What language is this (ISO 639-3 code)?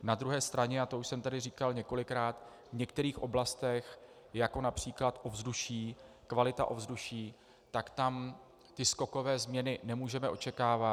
ces